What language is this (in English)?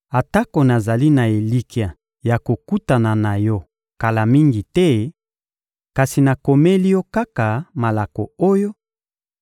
Lingala